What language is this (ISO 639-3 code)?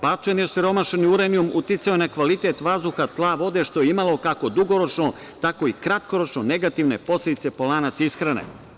srp